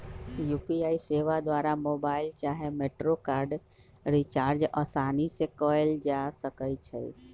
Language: Magahi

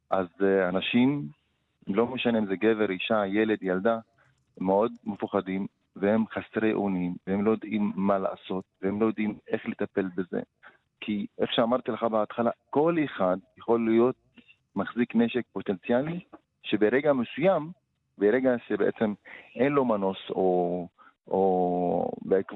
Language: Hebrew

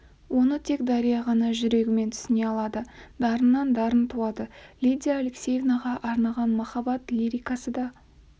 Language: Kazakh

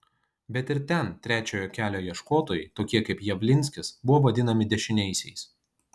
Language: Lithuanian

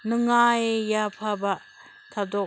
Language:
Manipuri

